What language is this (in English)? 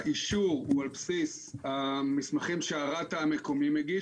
Hebrew